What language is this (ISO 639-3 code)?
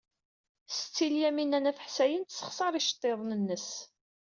kab